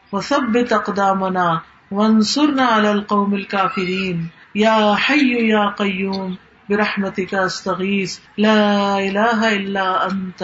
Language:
Urdu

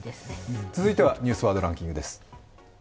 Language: Japanese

